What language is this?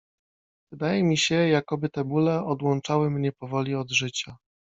Polish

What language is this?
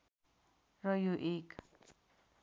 Nepali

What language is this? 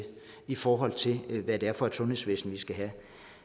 Danish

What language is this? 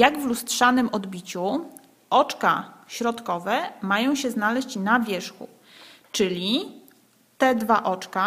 Polish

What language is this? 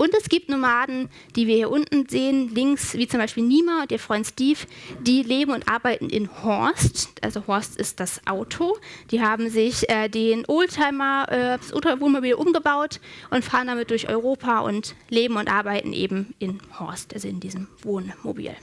German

